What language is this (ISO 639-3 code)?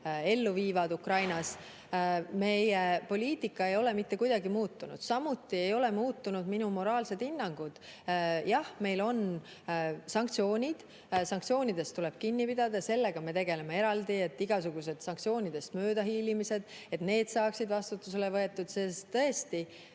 est